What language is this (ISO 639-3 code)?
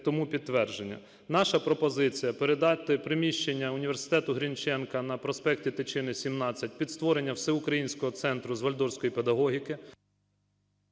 ukr